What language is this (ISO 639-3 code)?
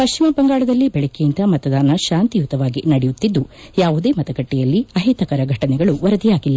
kan